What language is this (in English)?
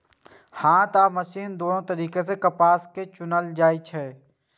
Maithili